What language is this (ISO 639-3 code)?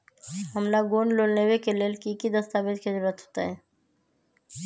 mag